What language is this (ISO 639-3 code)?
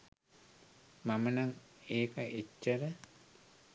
sin